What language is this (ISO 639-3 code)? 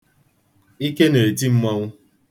ibo